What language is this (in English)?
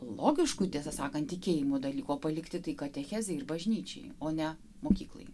Lithuanian